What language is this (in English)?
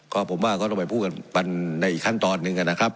Thai